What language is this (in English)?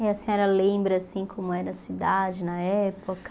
Portuguese